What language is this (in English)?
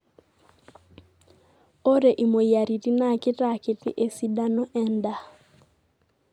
Masai